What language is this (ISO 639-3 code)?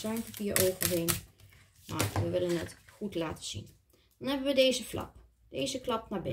nld